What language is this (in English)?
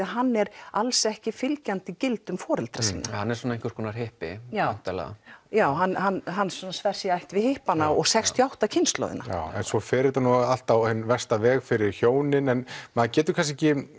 Icelandic